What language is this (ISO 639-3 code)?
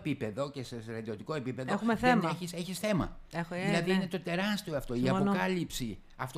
ell